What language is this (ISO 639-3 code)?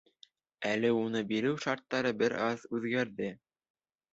bak